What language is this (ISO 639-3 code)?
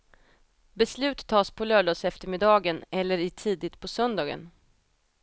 swe